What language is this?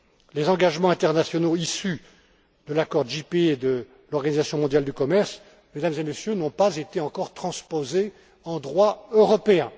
French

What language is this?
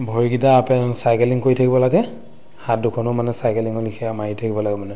Assamese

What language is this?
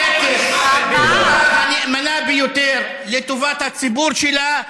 Hebrew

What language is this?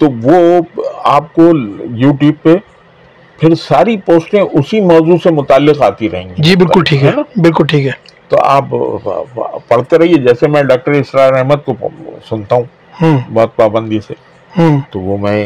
Urdu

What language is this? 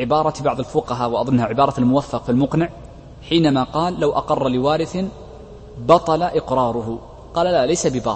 Arabic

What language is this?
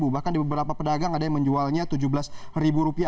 Indonesian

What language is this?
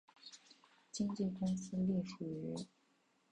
Chinese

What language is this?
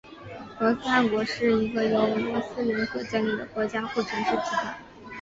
Chinese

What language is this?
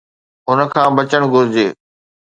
Sindhi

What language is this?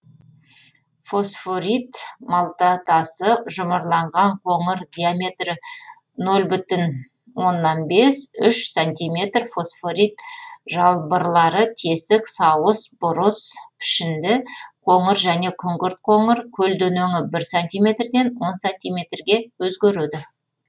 Kazakh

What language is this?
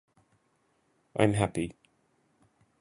Japanese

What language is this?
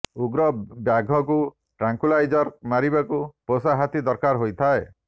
Odia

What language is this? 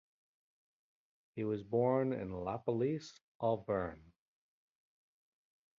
English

